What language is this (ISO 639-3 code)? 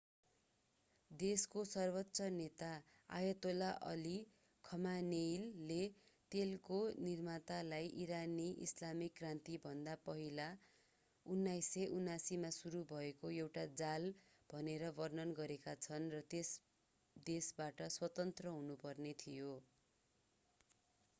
nep